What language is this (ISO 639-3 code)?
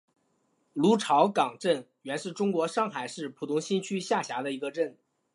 zho